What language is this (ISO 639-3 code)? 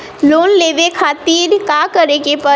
bho